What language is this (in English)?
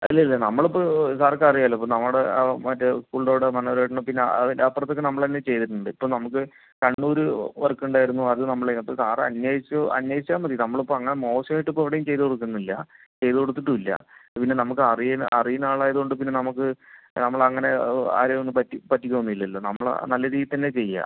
Malayalam